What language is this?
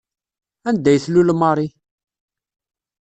Kabyle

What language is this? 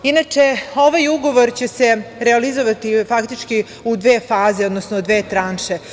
Serbian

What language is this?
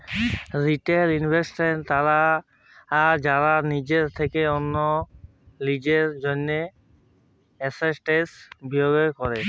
Bangla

